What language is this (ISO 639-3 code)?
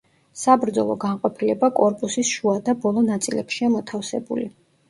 kat